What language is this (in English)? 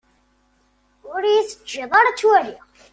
Kabyle